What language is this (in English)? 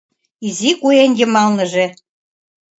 Mari